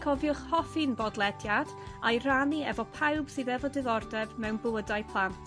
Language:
Welsh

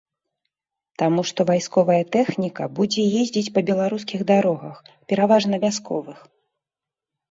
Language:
Belarusian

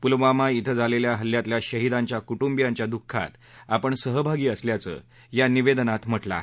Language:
Marathi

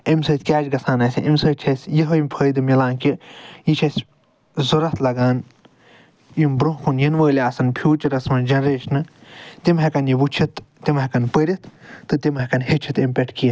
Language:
Kashmiri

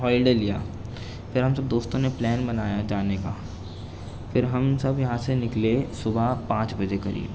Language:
Urdu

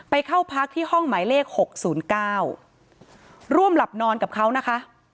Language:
Thai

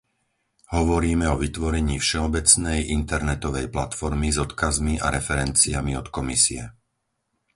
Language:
Slovak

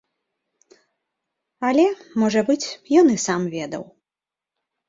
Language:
Belarusian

